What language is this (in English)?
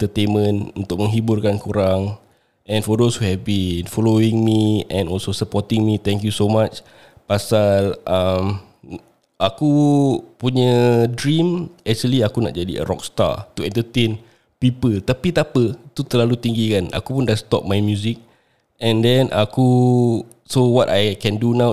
Malay